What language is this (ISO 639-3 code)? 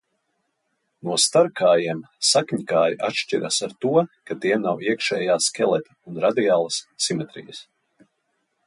lav